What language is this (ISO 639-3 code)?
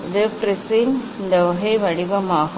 tam